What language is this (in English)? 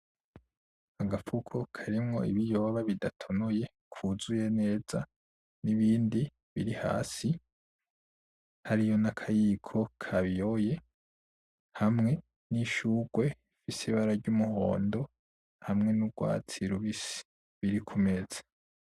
Rundi